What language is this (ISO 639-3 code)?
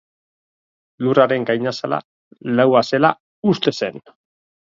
eus